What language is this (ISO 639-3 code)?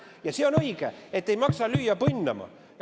est